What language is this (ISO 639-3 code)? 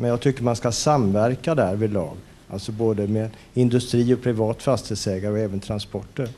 swe